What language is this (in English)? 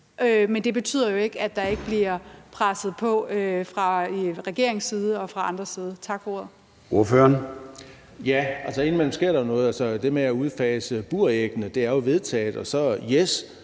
Danish